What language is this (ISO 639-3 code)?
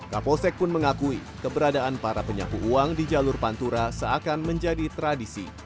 ind